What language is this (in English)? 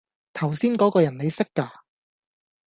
Cantonese